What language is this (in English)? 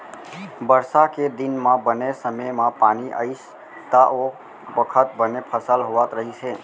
Chhattisgarhi